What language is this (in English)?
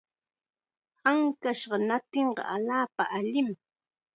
Chiquián Ancash Quechua